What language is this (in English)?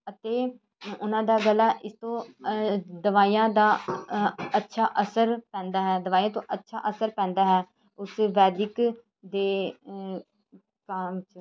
Punjabi